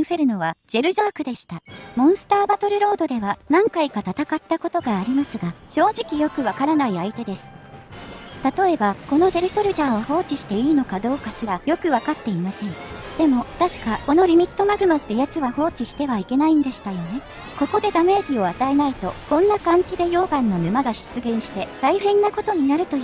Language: Japanese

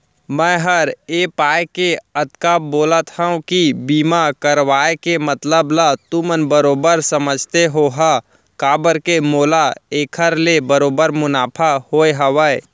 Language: Chhattisgarhi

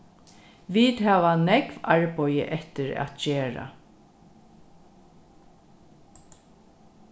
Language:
Faroese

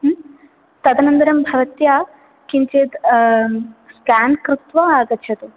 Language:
Sanskrit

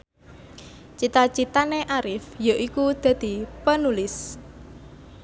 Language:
Javanese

